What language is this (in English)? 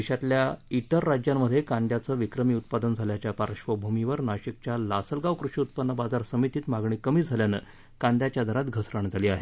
Marathi